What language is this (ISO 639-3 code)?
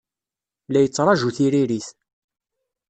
kab